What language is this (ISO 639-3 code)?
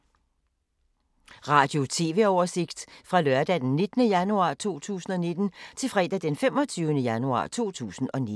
dan